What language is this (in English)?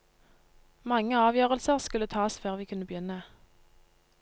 Norwegian